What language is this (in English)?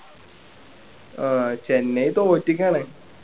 Malayalam